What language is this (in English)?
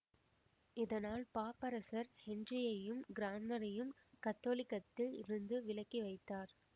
Tamil